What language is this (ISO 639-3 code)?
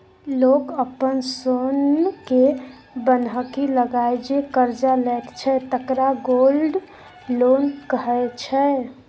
mai